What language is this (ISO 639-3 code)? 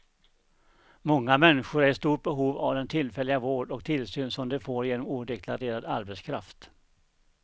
swe